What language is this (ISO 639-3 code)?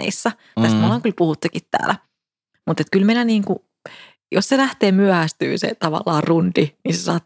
fin